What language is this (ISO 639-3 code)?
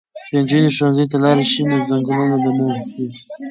pus